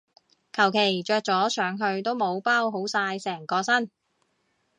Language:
Cantonese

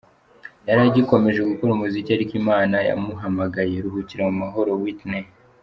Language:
Kinyarwanda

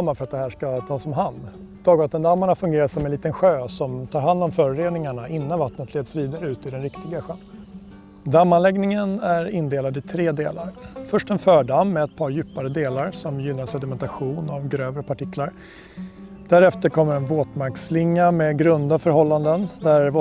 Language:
Swedish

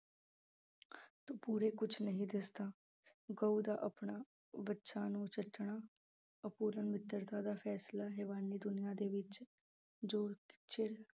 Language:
Punjabi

